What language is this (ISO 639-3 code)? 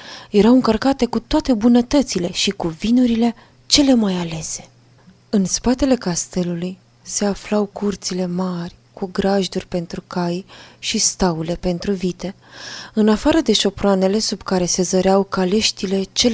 ron